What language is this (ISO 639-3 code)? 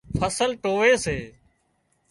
kxp